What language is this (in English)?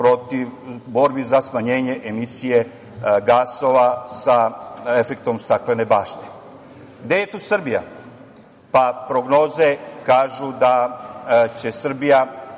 Serbian